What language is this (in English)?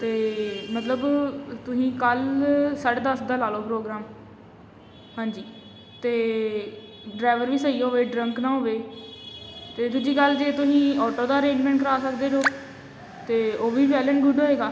Punjabi